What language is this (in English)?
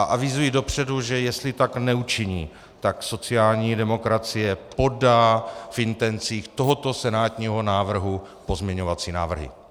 Czech